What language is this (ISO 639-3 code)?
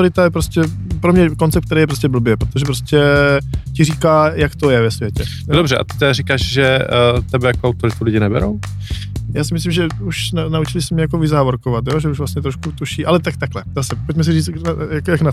ces